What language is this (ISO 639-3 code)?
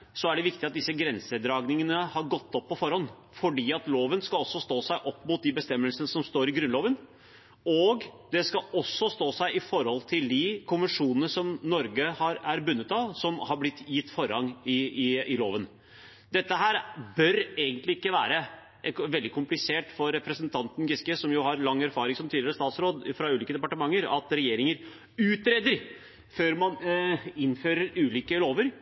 nob